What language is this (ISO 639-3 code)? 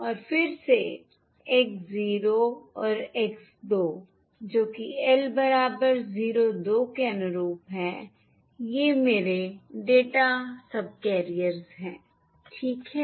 hin